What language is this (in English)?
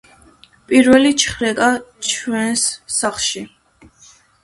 Georgian